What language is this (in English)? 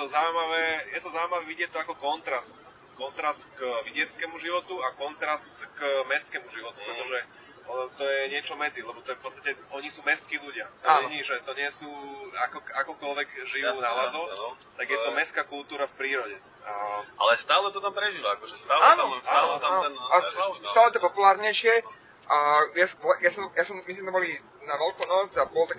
Slovak